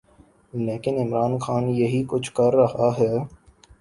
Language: Urdu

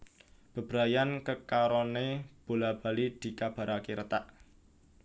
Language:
Javanese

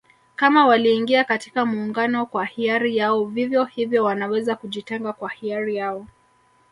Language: Swahili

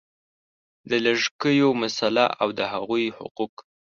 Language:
Pashto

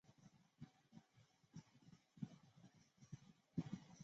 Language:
Chinese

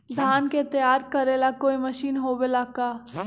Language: Magahi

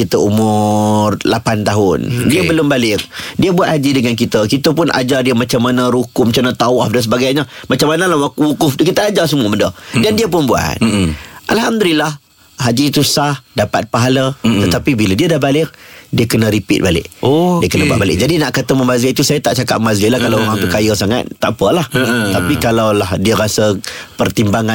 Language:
Malay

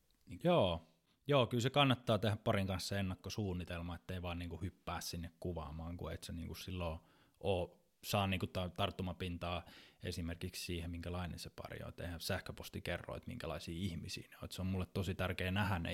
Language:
Finnish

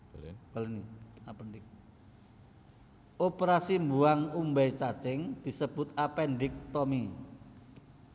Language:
Javanese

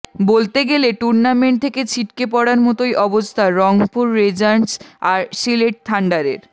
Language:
Bangla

